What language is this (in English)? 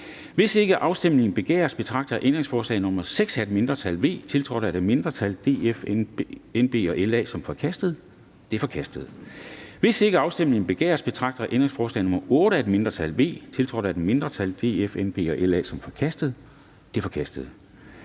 Danish